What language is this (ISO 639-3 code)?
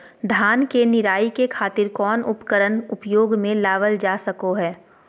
mag